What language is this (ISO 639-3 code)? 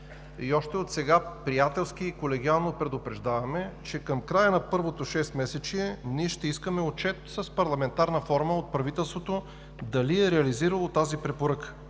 bul